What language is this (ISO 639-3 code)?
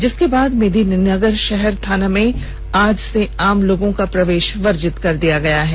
hin